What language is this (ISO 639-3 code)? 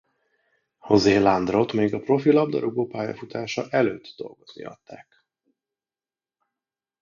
hun